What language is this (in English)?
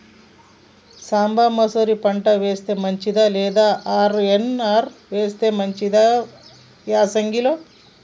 Telugu